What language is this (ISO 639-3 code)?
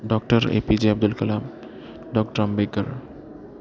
mal